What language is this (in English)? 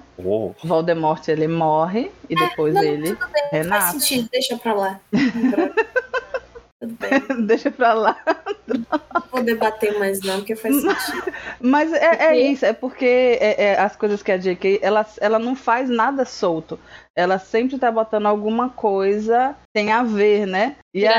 Portuguese